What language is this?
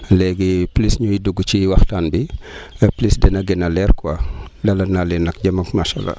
Wolof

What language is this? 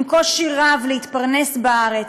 Hebrew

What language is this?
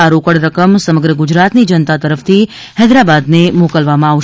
Gujarati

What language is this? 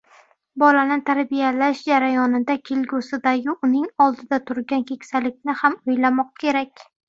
Uzbek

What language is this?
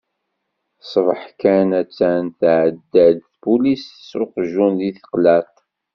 Kabyle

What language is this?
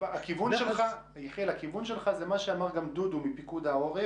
Hebrew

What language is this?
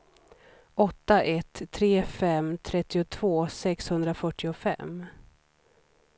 Swedish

